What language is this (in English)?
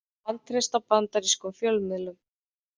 Icelandic